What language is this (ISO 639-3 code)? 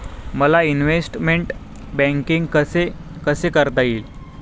mar